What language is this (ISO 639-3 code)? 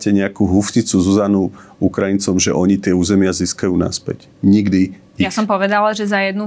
slk